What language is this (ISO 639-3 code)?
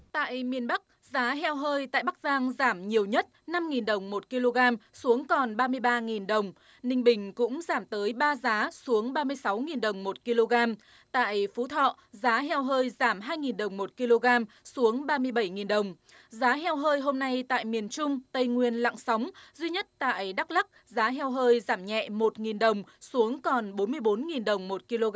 vie